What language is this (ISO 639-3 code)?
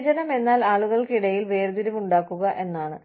mal